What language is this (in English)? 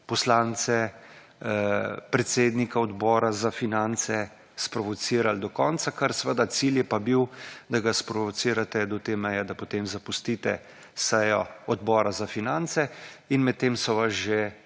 Slovenian